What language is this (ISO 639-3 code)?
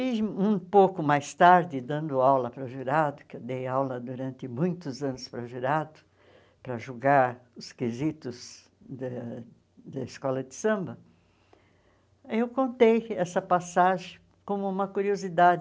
por